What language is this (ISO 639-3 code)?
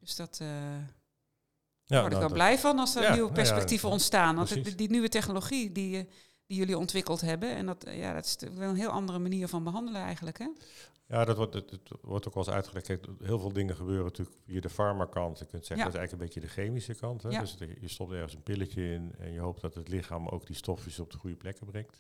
nld